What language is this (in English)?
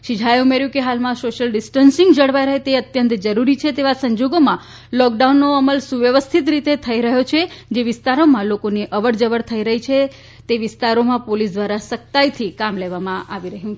Gujarati